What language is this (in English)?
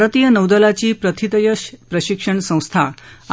Marathi